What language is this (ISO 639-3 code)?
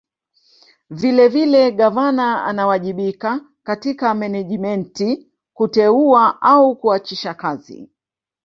swa